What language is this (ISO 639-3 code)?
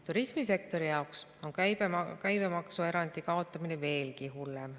est